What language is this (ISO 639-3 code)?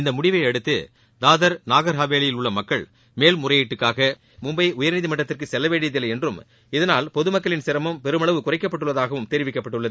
tam